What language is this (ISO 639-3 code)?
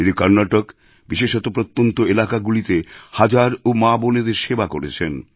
ben